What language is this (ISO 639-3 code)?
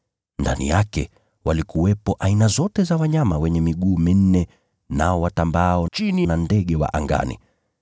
swa